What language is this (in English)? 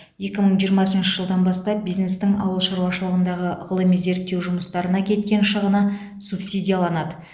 Kazakh